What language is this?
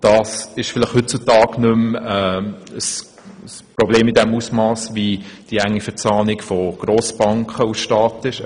Swiss German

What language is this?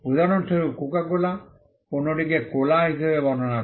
Bangla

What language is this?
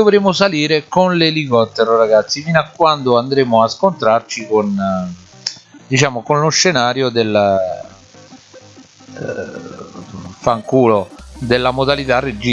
Italian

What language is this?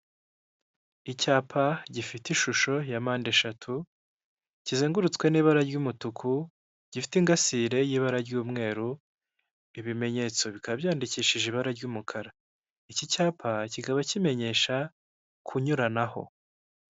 Kinyarwanda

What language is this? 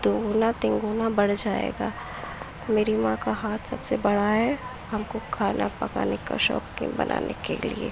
Urdu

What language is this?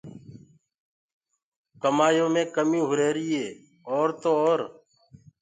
Gurgula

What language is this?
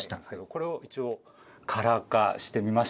Japanese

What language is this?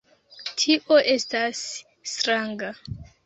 Esperanto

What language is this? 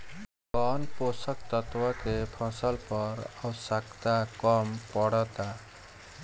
Bhojpuri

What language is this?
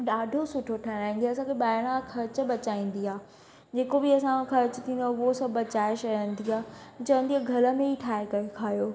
Sindhi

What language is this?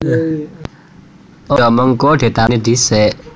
Javanese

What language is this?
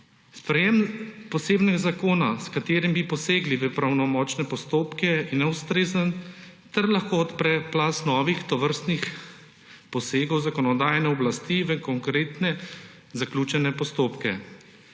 Slovenian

